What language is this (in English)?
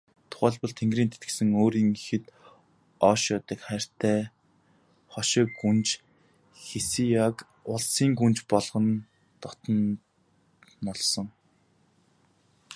Mongolian